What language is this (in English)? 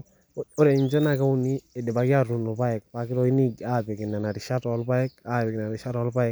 Masai